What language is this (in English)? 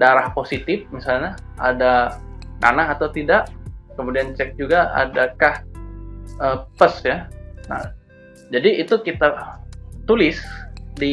Indonesian